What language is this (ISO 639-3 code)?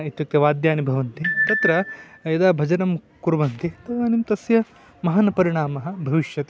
san